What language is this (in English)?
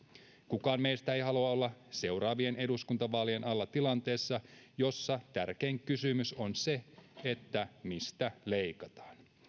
Finnish